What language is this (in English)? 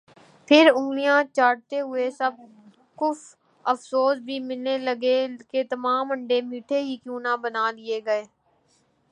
Urdu